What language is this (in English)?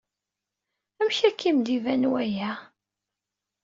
Kabyle